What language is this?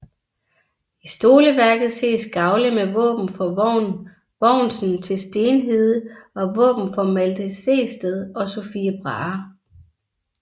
Danish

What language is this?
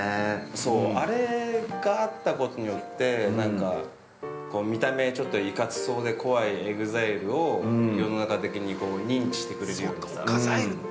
Japanese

